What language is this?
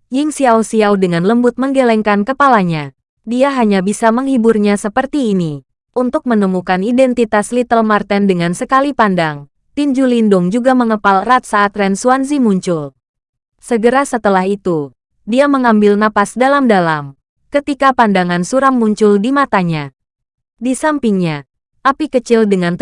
Indonesian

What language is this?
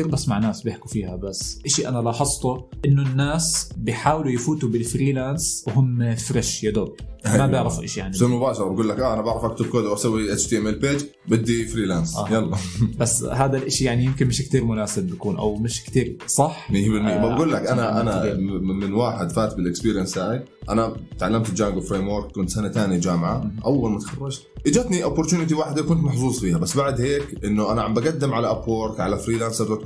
Arabic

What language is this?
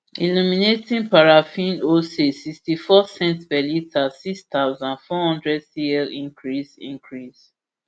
Nigerian Pidgin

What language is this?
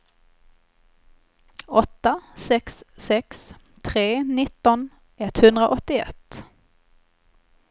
Swedish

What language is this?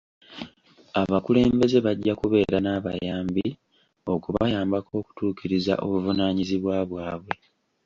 Ganda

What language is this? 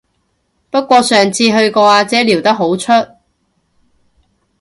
Cantonese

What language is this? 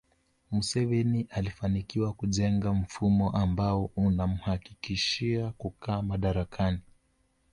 Swahili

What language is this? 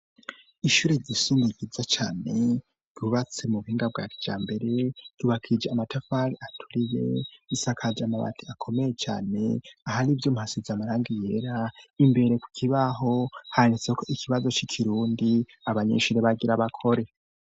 Rundi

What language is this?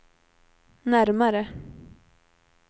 Swedish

